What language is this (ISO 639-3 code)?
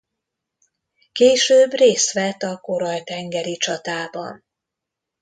hun